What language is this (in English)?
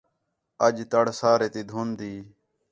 Khetrani